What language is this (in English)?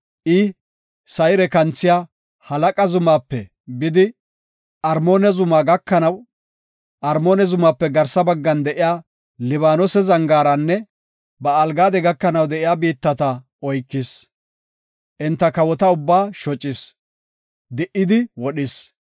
Gofa